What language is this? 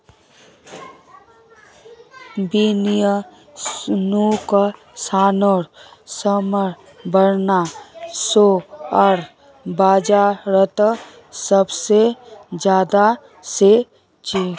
Magahi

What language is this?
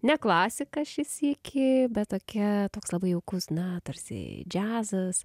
Lithuanian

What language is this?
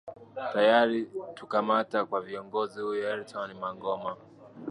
Swahili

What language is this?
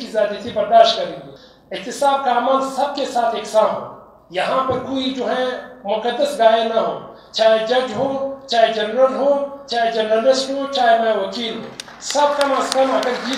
Romanian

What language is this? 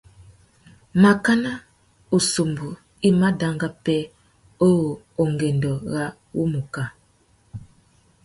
Tuki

